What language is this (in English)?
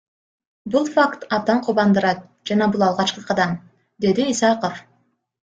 Kyrgyz